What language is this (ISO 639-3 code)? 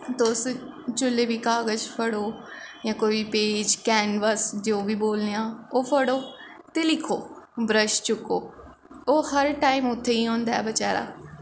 doi